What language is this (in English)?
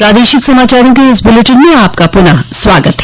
Hindi